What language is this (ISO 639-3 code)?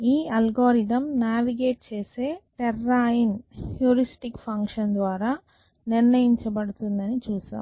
tel